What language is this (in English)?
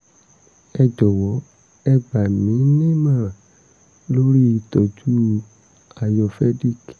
Yoruba